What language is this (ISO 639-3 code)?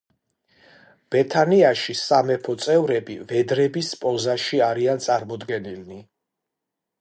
kat